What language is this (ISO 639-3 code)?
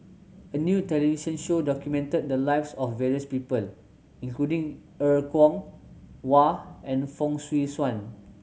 eng